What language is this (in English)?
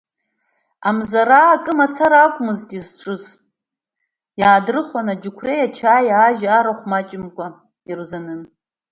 Abkhazian